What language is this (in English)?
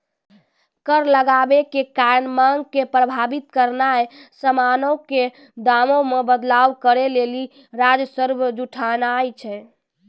Maithili